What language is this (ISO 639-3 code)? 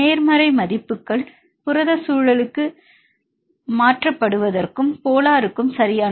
tam